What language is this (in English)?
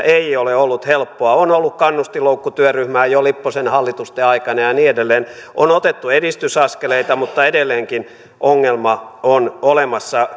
Finnish